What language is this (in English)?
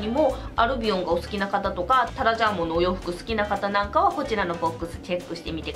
Japanese